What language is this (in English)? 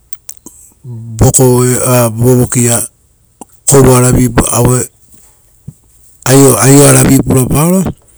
Rotokas